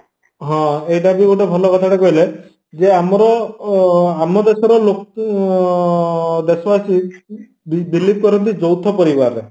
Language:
Odia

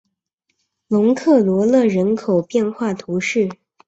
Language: Chinese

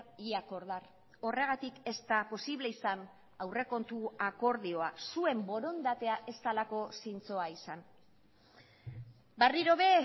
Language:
Basque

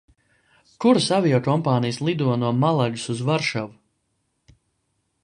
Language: Latvian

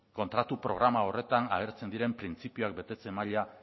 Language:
Basque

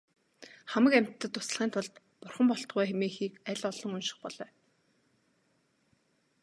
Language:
Mongolian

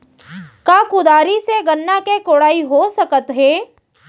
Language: Chhattisgarhi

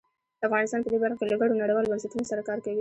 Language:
Pashto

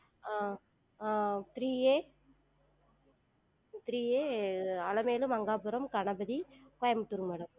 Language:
Tamil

